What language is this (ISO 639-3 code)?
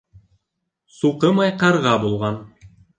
bak